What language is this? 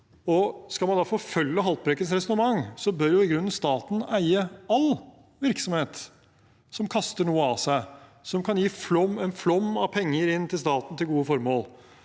Norwegian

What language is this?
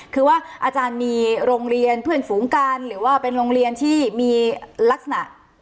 Thai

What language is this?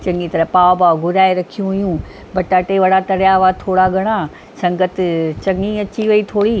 Sindhi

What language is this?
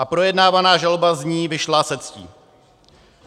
Czech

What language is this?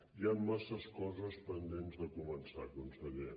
Catalan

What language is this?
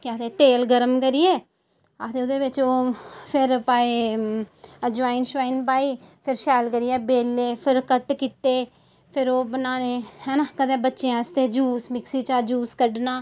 Dogri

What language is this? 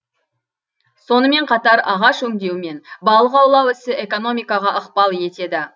Kazakh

